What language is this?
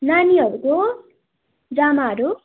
Nepali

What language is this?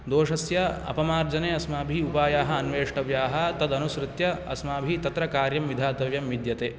Sanskrit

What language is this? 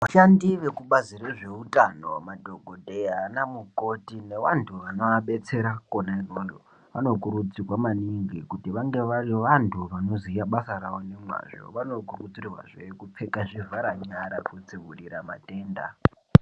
Ndau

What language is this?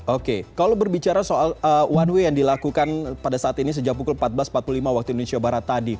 Indonesian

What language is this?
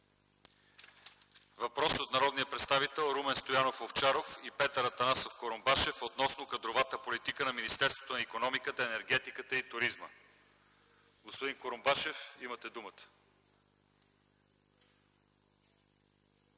Bulgarian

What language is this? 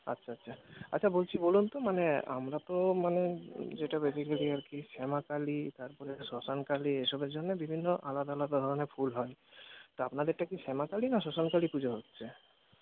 Bangla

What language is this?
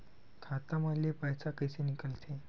Chhattisgarhi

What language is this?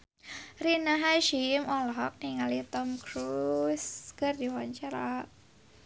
Sundanese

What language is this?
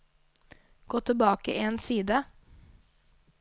Norwegian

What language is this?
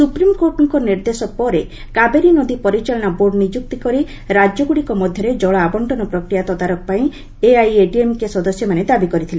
Odia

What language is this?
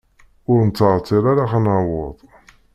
Kabyle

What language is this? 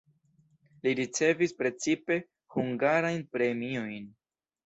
Esperanto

